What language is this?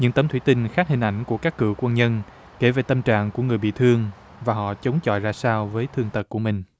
Vietnamese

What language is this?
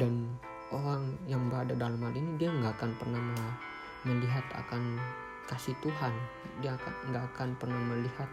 Indonesian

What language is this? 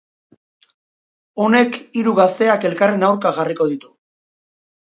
Basque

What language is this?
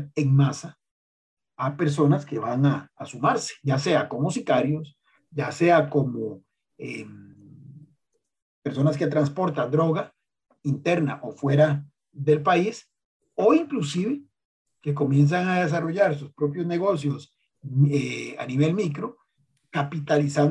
Spanish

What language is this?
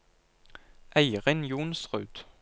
Norwegian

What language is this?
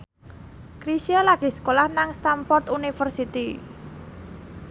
Javanese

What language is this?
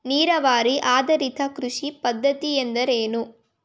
Kannada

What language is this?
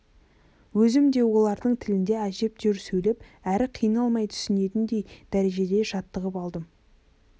Kazakh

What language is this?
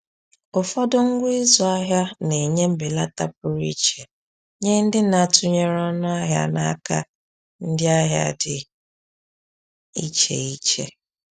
Igbo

